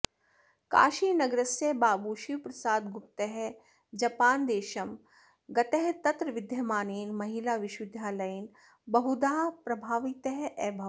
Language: Sanskrit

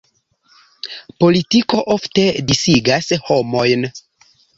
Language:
Esperanto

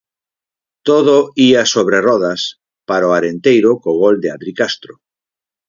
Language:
Galician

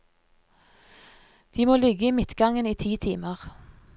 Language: Norwegian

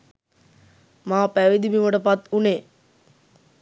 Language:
Sinhala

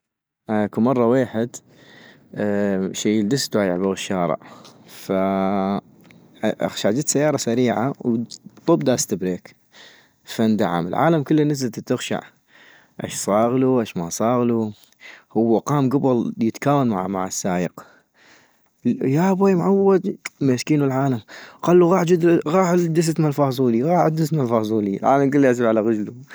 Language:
North Mesopotamian Arabic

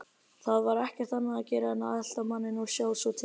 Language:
Icelandic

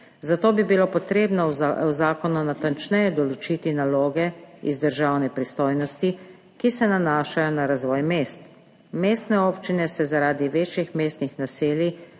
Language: Slovenian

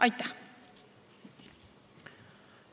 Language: Estonian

